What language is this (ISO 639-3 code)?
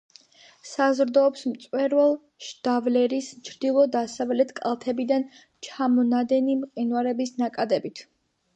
kat